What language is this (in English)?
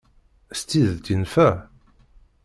Kabyle